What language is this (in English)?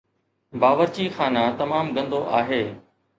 Sindhi